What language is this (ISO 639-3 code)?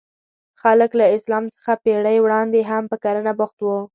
pus